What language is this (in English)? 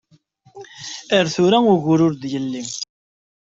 Kabyle